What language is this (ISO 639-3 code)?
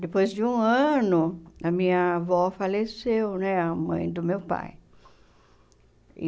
por